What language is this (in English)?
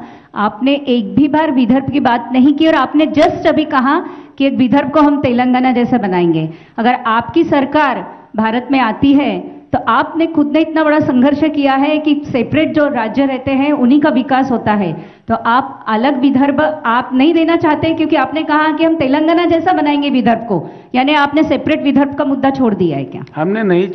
Hindi